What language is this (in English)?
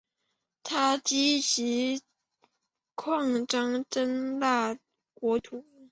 Chinese